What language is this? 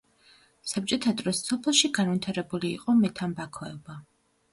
Georgian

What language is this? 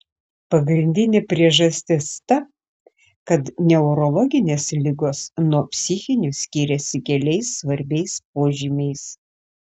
Lithuanian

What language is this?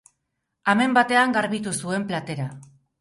Basque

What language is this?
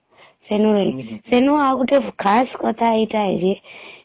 Odia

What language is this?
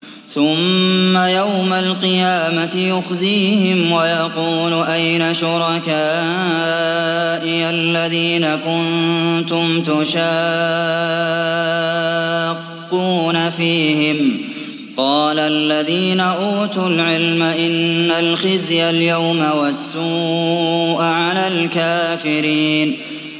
Arabic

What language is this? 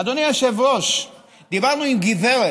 Hebrew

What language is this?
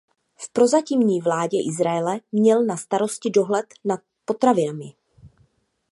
Czech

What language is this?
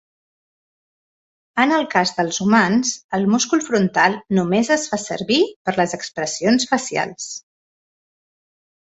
Catalan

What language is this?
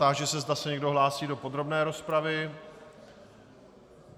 Czech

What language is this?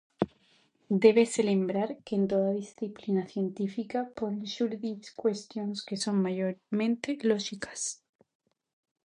Galician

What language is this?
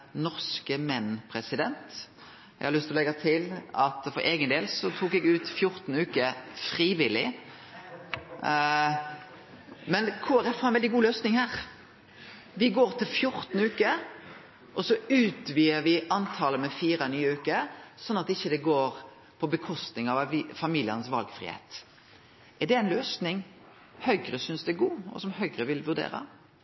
Norwegian Nynorsk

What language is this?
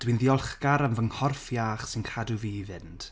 Welsh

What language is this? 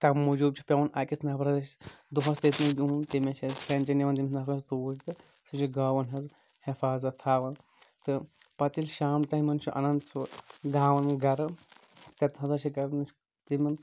Kashmiri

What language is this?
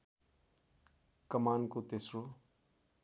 Nepali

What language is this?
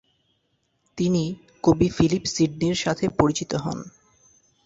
Bangla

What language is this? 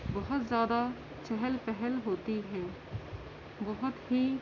Urdu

